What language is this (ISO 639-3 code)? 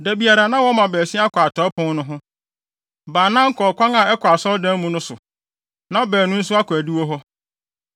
aka